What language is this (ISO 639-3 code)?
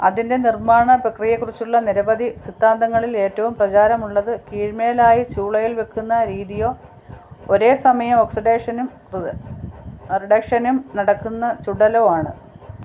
mal